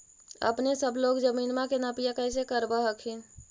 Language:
Magahi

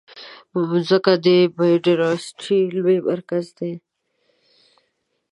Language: Pashto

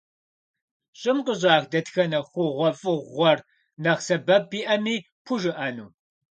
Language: Kabardian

